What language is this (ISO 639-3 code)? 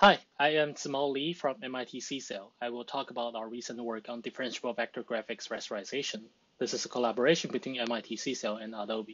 eng